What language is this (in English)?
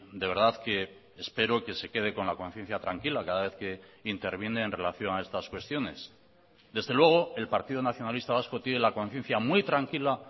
Spanish